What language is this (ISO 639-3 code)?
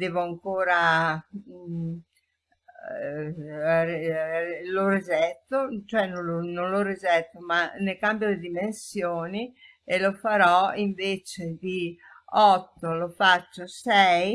ita